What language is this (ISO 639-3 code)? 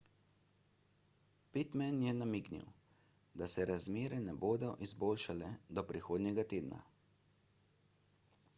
slv